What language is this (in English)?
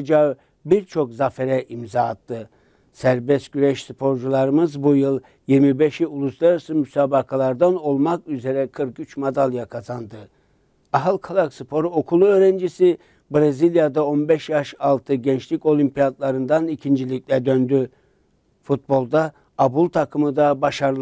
Turkish